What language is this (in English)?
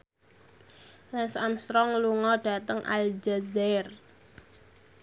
Javanese